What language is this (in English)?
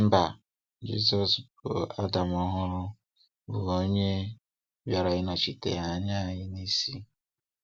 Igbo